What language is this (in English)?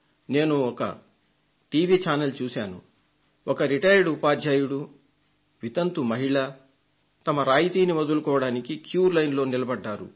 Telugu